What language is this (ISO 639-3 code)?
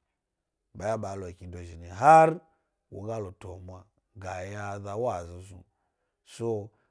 gby